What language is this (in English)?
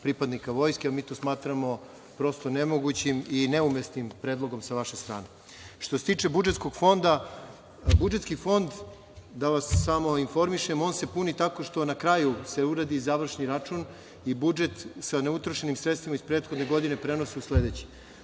Serbian